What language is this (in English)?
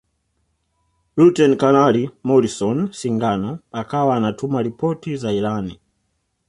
Swahili